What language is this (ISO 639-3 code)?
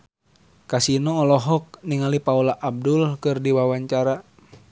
sun